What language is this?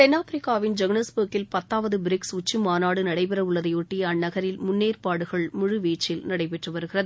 Tamil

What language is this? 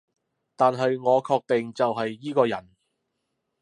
Cantonese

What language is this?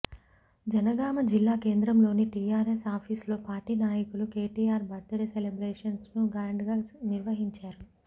Telugu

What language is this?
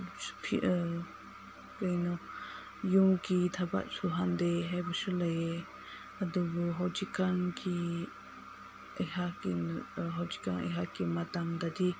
Manipuri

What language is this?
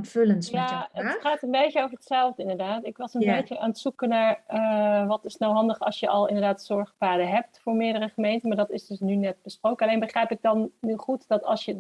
Dutch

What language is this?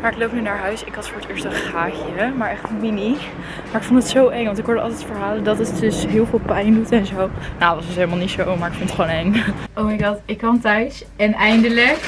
Dutch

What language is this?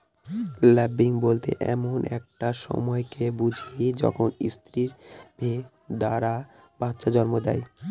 Bangla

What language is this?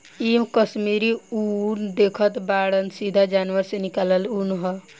Bhojpuri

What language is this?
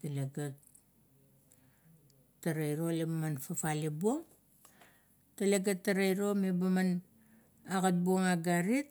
Kuot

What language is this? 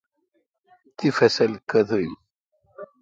Kalkoti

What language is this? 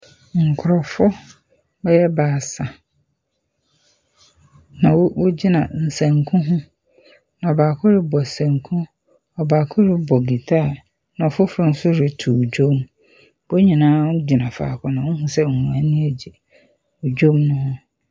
Akan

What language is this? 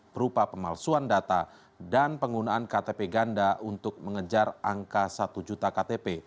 Indonesian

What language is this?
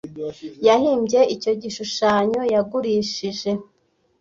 Kinyarwanda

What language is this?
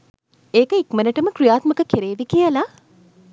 Sinhala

